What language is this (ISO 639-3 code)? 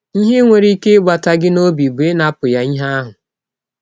ibo